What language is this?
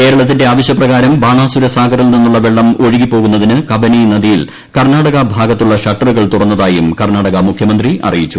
Malayalam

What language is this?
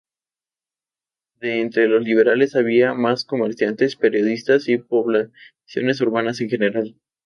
Spanish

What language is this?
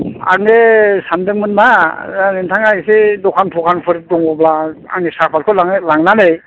Bodo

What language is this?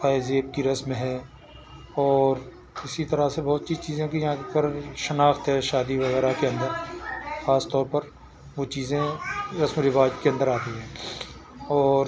Urdu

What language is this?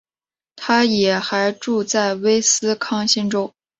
Chinese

